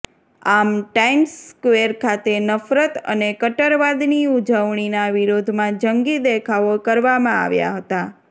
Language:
Gujarati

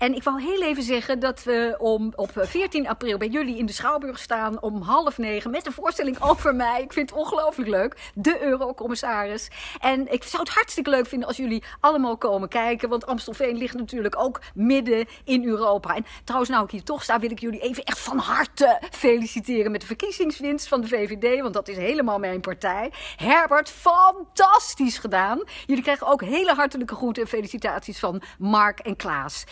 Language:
Dutch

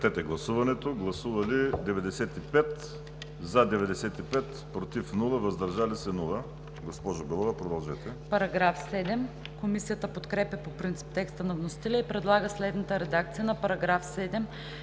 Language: Bulgarian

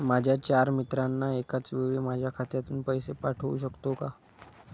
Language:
Marathi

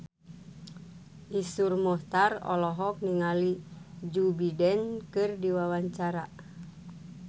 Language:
Sundanese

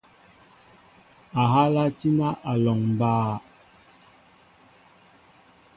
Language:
Mbo (Cameroon)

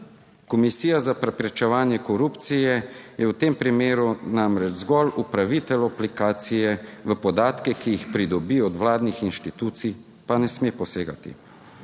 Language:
Slovenian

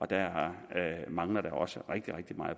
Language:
Danish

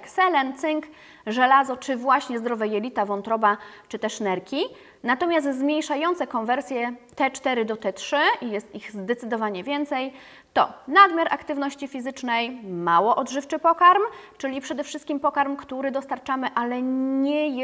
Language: Polish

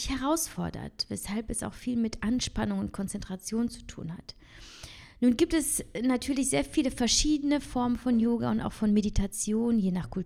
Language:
German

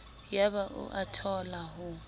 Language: Southern Sotho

